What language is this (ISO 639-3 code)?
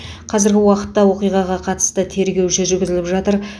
kaz